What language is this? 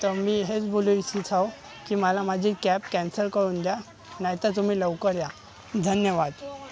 Marathi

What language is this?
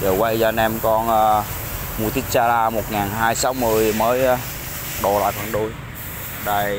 Vietnamese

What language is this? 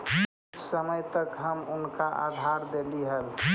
Magahi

